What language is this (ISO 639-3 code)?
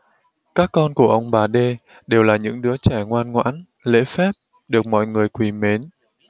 vie